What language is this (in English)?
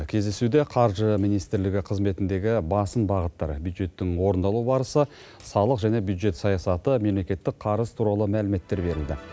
Kazakh